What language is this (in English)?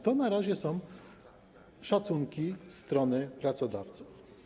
Polish